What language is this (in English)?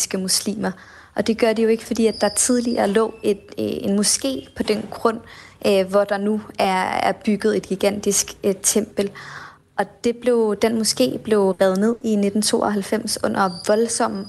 Danish